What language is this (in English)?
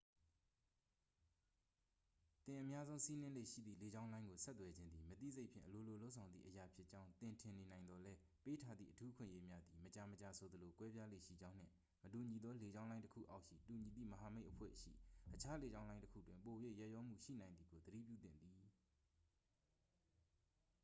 Burmese